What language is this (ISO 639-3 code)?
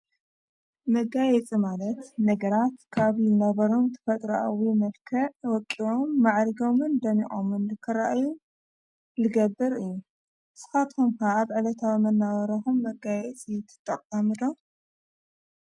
tir